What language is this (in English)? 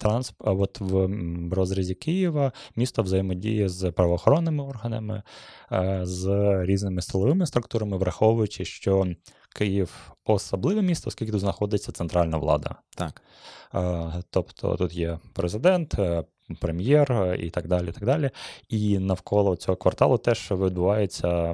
Ukrainian